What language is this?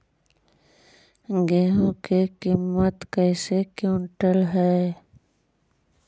Magahi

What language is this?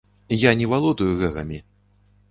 Belarusian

